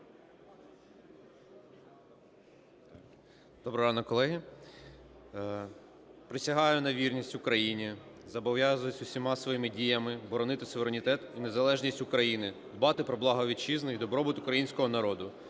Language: Ukrainian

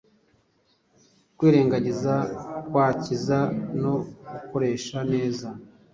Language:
Kinyarwanda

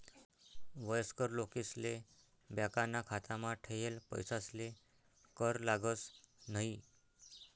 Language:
Marathi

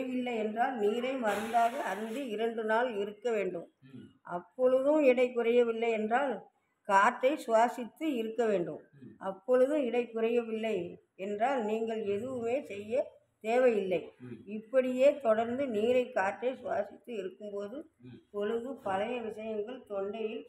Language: Arabic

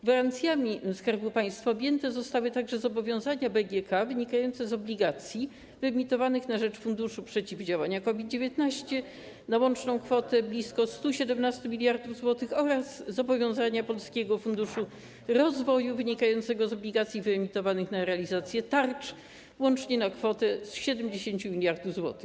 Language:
Polish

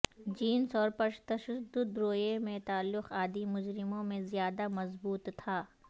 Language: Urdu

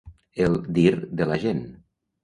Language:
Catalan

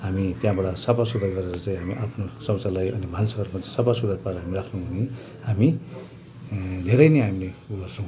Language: Nepali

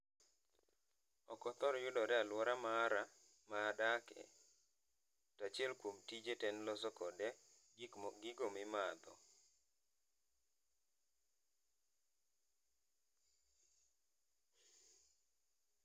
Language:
Luo (Kenya and Tanzania)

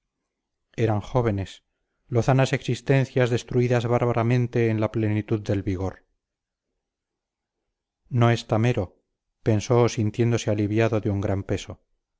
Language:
Spanish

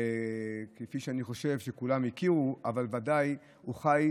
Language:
Hebrew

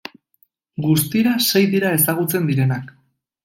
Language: Basque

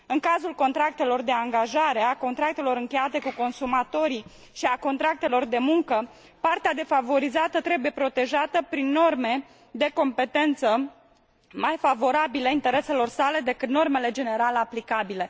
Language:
Romanian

